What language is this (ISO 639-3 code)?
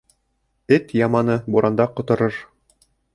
bak